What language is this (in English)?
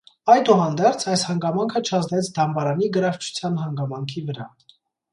Armenian